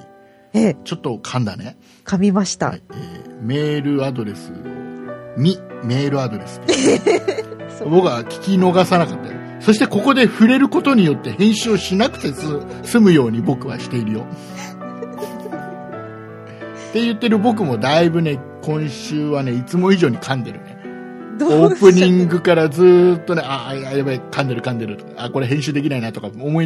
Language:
Japanese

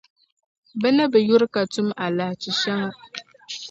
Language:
Dagbani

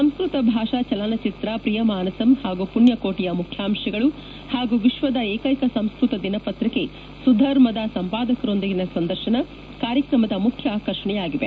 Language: Kannada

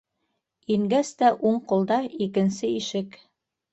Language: Bashkir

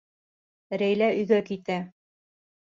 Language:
Bashkir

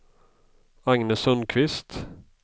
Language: Swedish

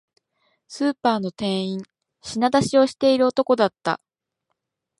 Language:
Japanese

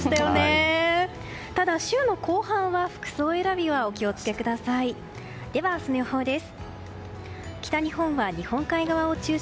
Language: Japanese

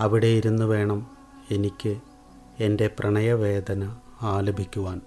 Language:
Malayalam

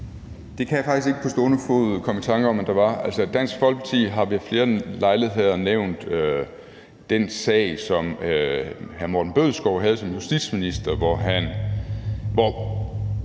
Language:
Danish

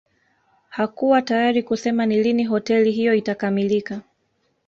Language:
Swahili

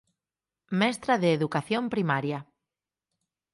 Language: Galician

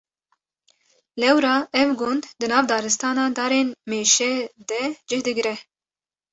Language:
Kurdish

